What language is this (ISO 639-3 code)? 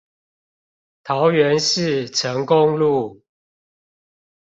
zho